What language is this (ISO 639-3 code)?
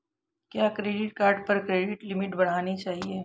hin